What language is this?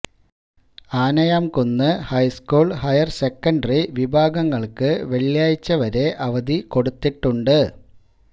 Malayalam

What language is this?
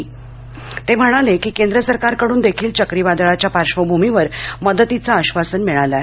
Marathi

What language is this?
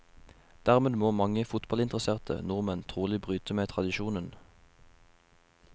Norwegian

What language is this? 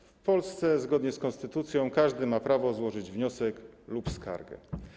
Polish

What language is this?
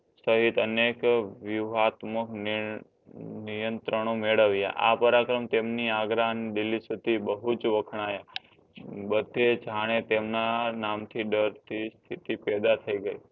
Gujarati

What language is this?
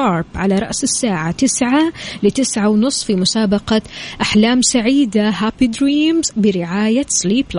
Arabic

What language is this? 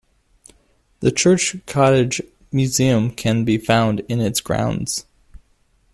English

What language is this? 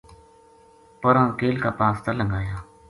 Gujari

